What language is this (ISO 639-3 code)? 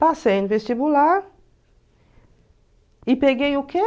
por